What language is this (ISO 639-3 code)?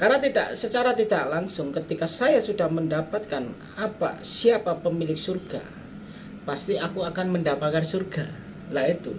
ind